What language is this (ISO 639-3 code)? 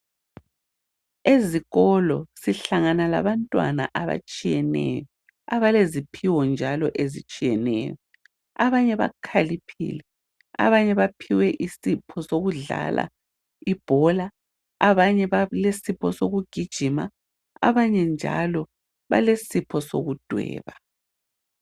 nde